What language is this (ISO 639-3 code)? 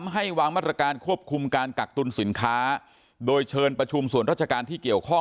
tha